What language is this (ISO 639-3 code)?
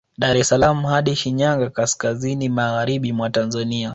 swa